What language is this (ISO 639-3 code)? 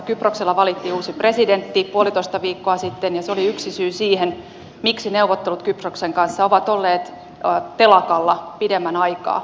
fin